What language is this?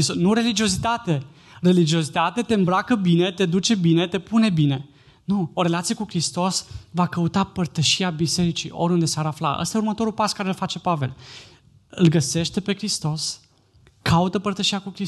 Romanian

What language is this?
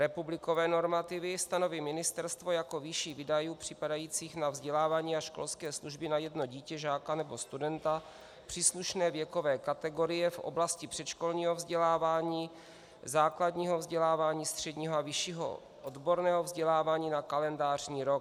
Czech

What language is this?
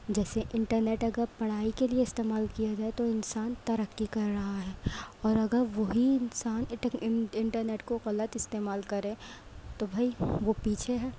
Urdu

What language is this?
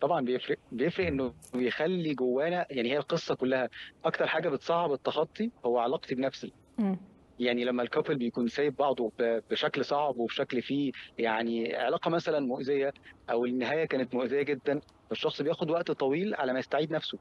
Arabic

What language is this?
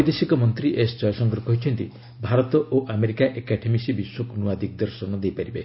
Odia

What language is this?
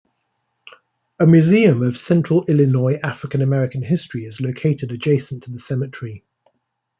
English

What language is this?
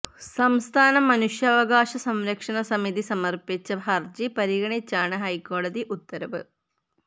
Malayalam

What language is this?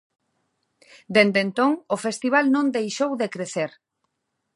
Galician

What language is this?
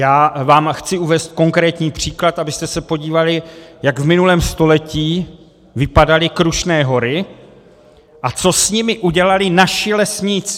Czech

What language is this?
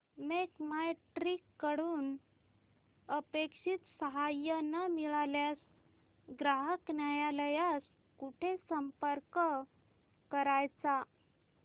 Marathi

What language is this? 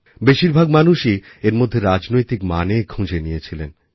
Bangla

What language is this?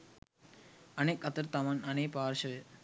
Sinhala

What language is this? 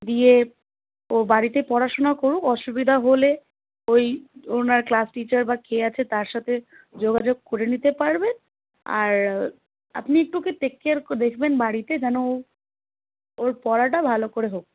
Bangla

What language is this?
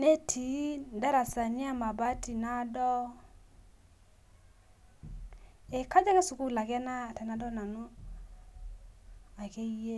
Masai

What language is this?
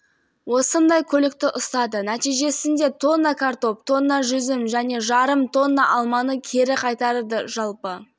Kazakh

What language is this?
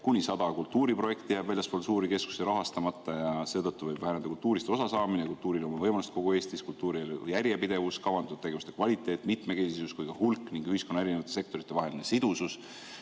Estonian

